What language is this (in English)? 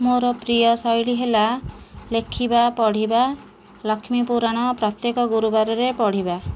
Odia